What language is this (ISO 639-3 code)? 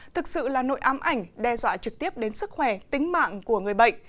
vie